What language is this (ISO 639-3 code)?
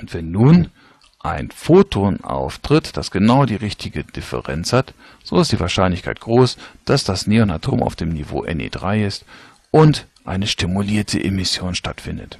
deu